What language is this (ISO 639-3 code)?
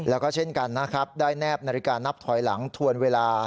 tha